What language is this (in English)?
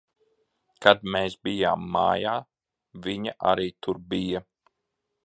Latvian